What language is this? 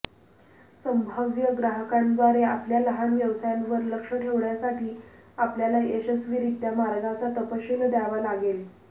Marathi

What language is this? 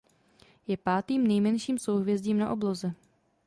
Czech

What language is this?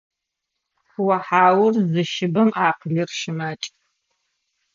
Adyghe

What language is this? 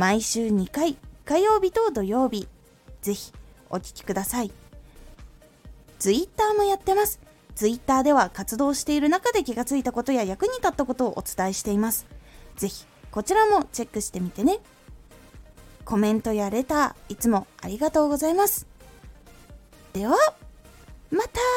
Japanese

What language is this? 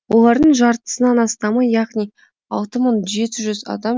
Kazakh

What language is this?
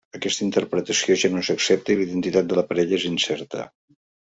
Catalan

